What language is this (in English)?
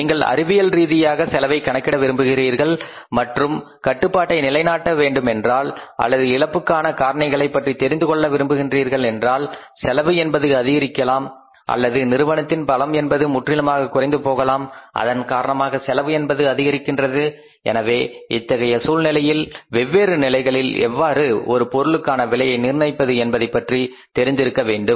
Tamil